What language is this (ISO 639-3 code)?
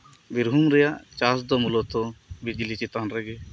sat